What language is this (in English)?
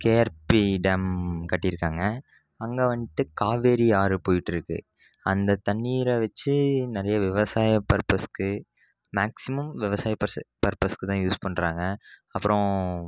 Tamil